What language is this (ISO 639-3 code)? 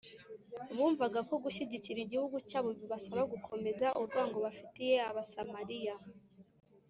kin